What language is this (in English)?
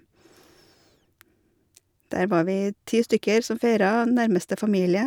Norwegian